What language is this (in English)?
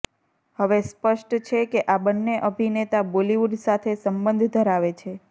Gujarati